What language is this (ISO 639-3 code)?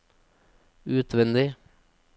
nor